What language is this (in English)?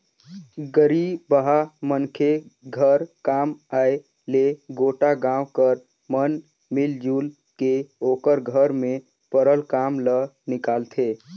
Chhattisgarhi